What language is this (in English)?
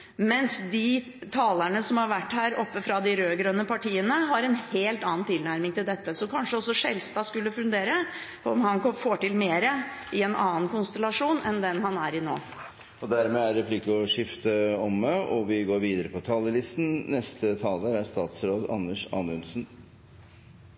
Norwegian